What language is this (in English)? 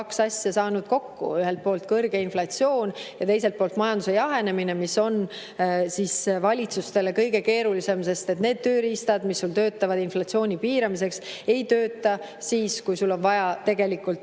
Estonian